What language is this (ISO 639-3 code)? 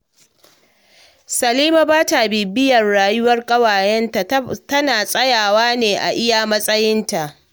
hau